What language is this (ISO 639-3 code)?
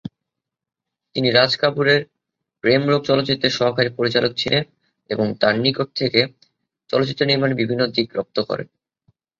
ben